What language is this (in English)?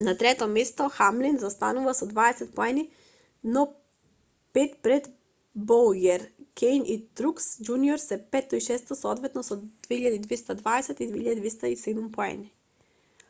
Macedonian